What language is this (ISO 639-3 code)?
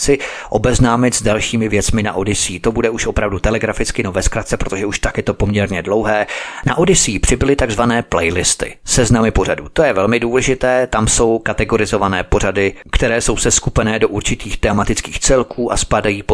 ces